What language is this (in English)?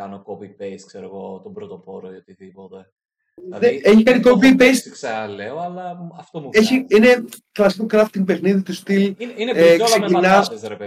Greek